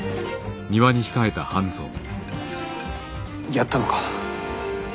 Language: Japanese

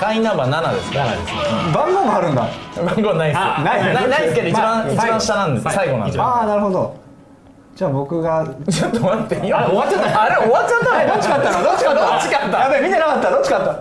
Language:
Japanese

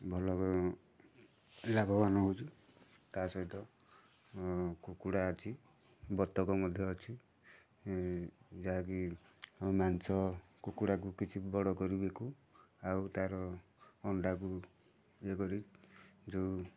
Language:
Odia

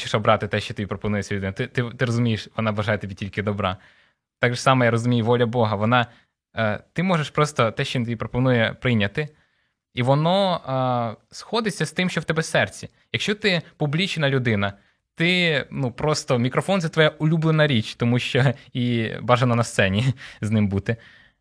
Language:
Ukrainian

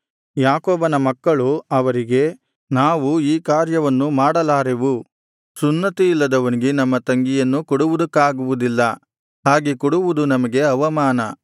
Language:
Kannada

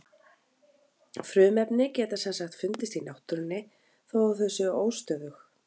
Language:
Icelandic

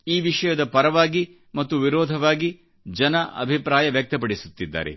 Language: Kannada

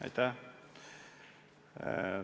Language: Estonian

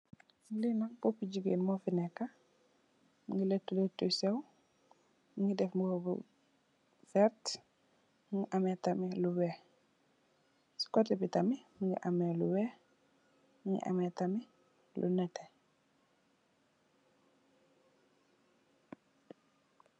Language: Wolof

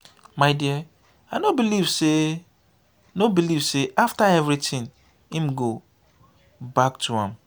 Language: Nigerian Pidgin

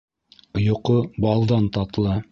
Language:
Bashkir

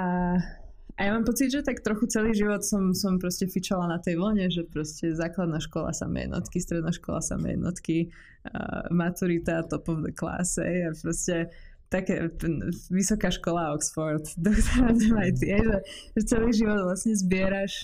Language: Czech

